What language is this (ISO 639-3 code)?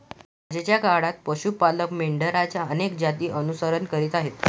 mar